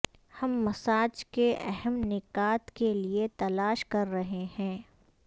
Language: Urdu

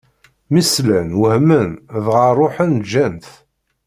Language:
Kabyle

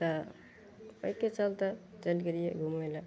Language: Maithili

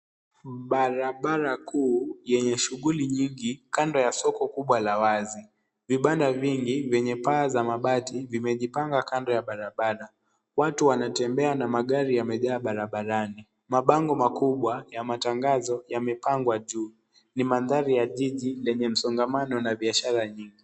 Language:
Swahili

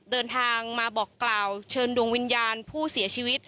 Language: Thai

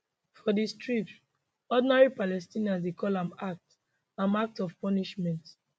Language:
Nigerian Pidgin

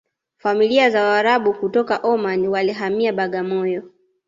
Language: Swahili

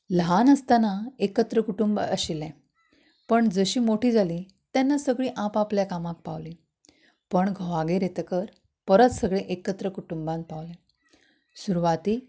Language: Konkani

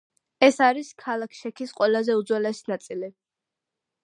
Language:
Georgian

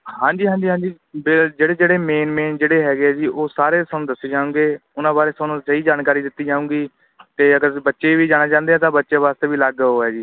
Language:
Punjabi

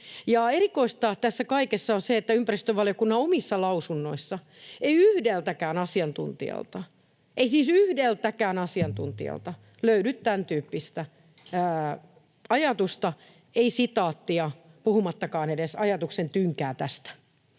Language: Finnish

